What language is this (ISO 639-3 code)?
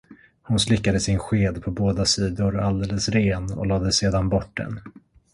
swe